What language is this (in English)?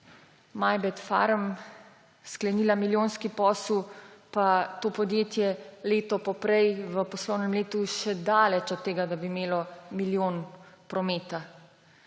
Slovenian